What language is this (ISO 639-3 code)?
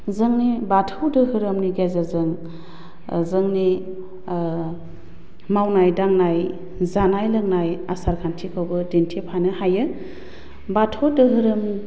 brx